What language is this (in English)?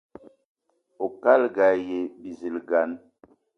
Eton (Cameroon)